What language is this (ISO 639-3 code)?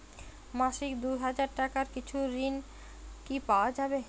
ben